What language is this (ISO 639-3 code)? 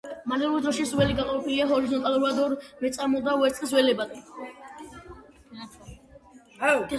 kat